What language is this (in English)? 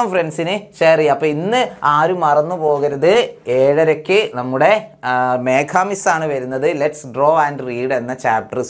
Malayalam